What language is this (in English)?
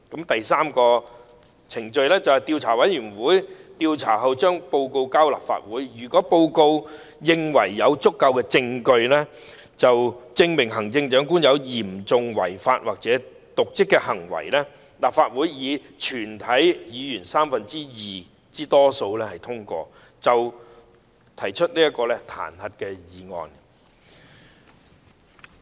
Cantonese